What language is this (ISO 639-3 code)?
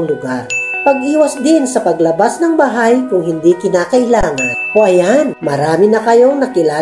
fil